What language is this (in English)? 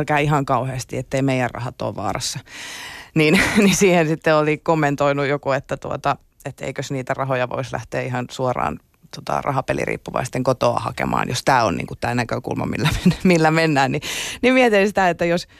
Finnish